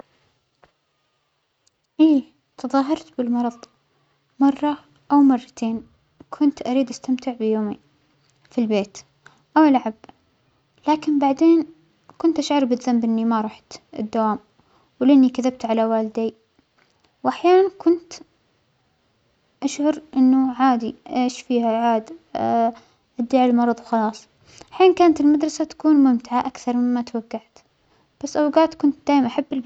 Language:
Omani Arabic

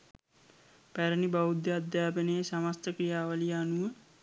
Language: Sinhala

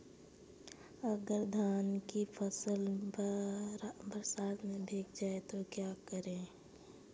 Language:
Hindi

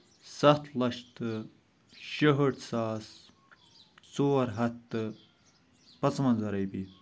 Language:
Kashmiri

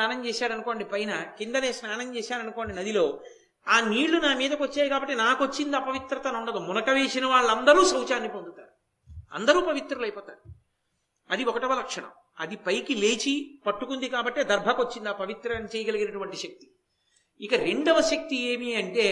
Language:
Telugu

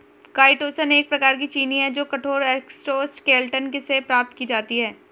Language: Hindi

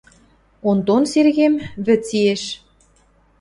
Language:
Western Mari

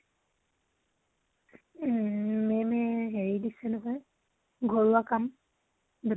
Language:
Assamese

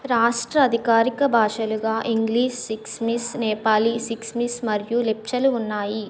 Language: Telugu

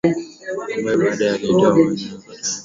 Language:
Swahili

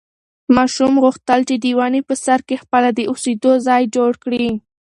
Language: Pashto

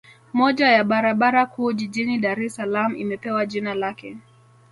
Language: Swahili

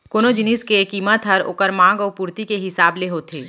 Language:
Chhattisgarhi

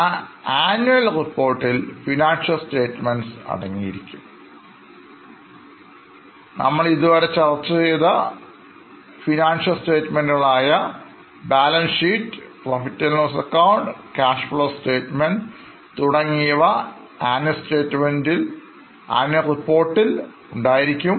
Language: Malayalam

